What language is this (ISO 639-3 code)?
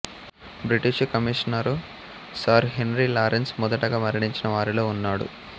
tel